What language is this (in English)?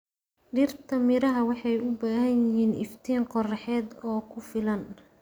Somali